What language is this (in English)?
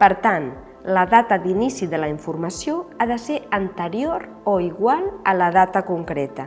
Catalan